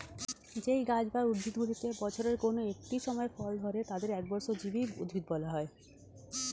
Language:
Bangla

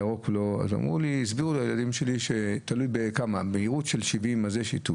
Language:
Hebrew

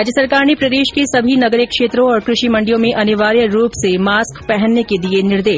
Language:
Hindi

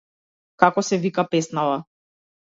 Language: Macedonian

